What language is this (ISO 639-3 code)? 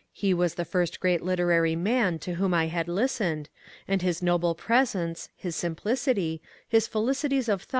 eng